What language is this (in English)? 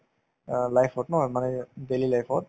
Assamese